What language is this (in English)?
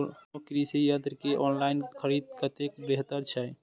Maithili